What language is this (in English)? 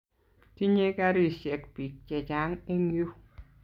Kalenjin